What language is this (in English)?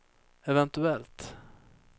Swedish